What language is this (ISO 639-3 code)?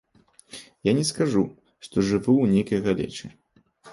bel